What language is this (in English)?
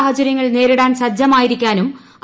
Malayalam